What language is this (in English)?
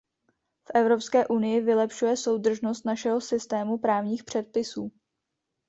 Czech